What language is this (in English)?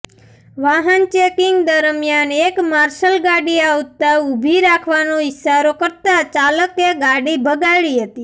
Gujarati